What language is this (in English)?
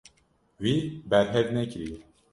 Kurdish